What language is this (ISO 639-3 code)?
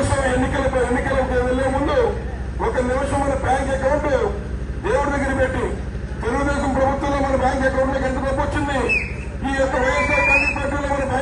tel